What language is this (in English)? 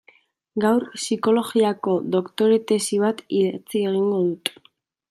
Basque